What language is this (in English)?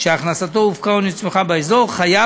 Hebrew